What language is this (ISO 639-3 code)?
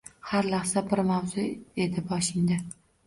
uzb